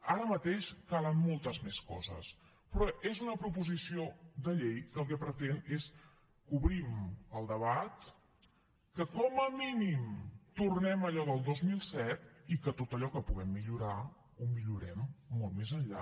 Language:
Catalan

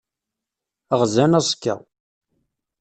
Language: Kabyle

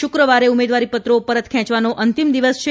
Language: Gujarati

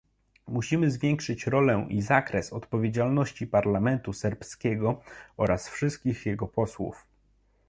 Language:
Polish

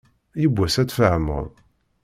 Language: Kabyle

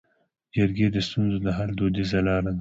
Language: Pashto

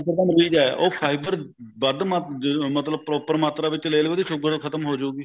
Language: Punjabi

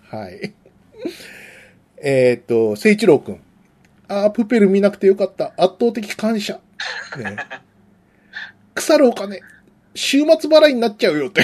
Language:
Japanese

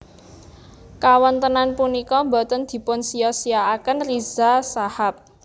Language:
Javanese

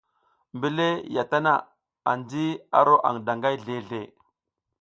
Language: South Giziga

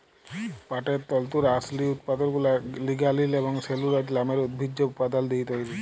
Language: Bangla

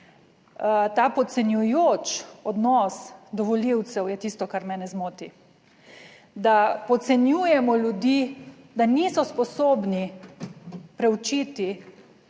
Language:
Slovenian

